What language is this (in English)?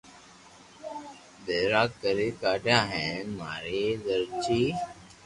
Loarki